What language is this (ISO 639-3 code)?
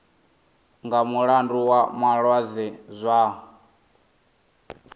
ven